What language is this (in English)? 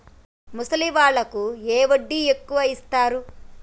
Telugu